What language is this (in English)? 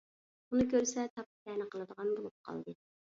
Uyghur